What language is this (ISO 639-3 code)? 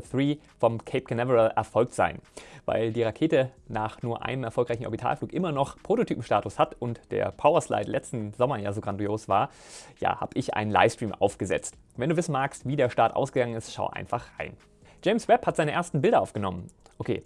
deu